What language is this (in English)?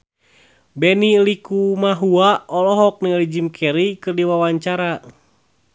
Sundanese